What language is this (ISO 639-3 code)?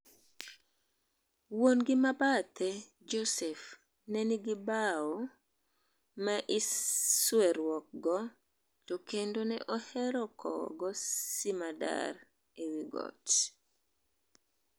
luo